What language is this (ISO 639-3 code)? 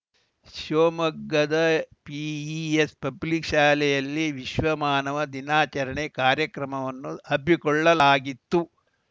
kan